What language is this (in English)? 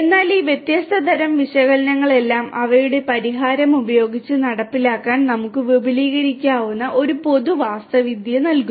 Malayalam